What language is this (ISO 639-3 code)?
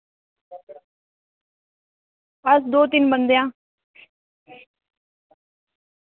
doi